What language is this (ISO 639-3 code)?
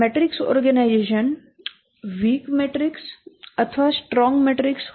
guj